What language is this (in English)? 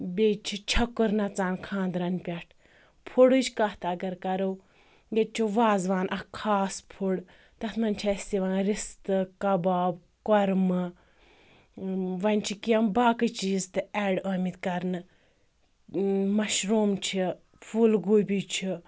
Kashmiri